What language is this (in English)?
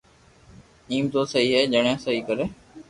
Loarki